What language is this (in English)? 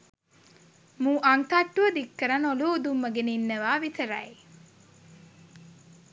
Sinhala